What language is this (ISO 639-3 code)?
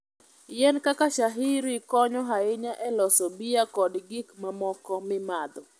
luo